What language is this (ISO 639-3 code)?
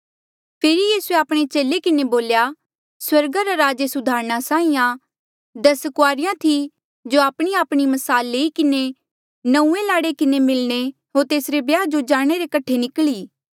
mjl